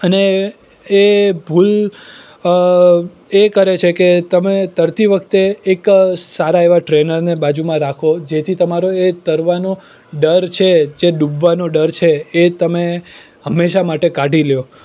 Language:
Gujarati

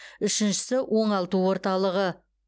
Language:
Kazakh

